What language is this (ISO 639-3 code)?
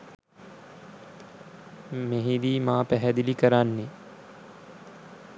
sin